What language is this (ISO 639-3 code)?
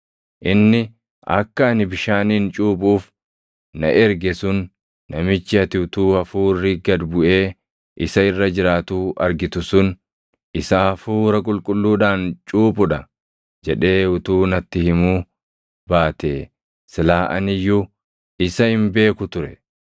orm